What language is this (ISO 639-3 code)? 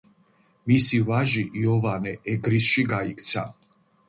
kat